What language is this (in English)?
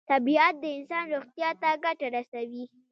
Pashto